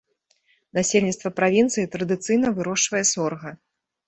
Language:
Belarusian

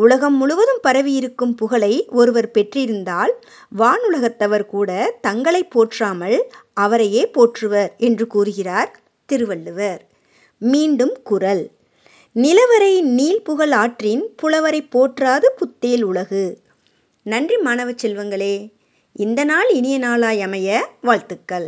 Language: Tamil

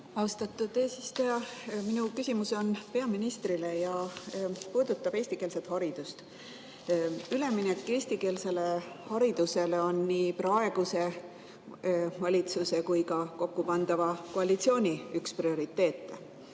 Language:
Estonian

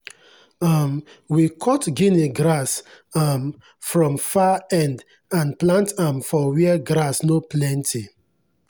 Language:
Nigerian Pidgin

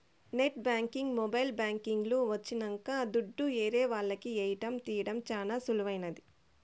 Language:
Telugu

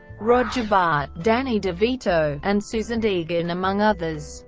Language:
English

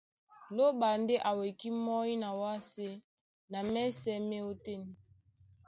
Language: Duala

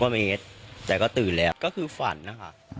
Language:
Thai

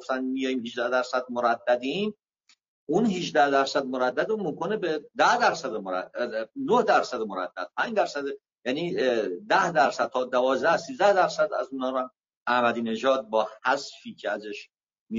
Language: Persian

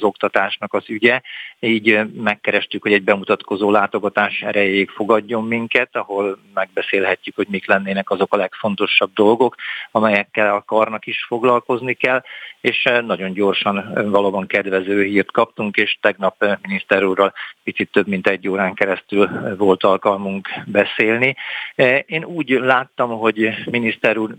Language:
Hungarian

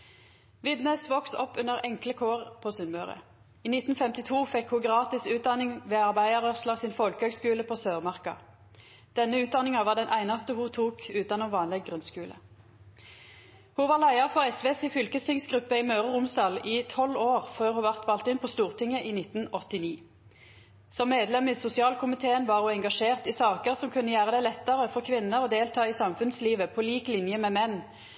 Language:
Norwegian Nynorsk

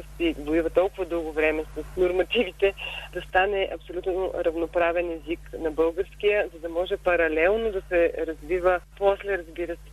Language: Bulgarian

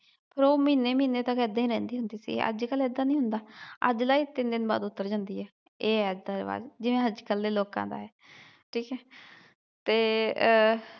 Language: Punjabi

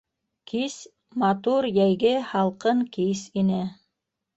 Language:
Bashkir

